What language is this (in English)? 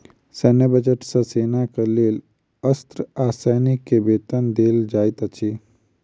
Maithili